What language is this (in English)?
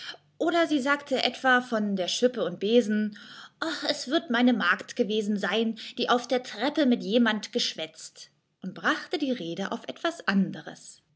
German